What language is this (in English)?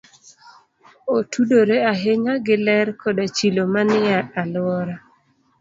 Luo (Kenya and Tanzania)